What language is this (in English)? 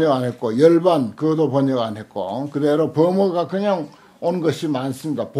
Korean